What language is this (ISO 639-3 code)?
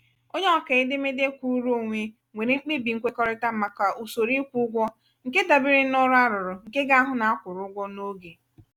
ibo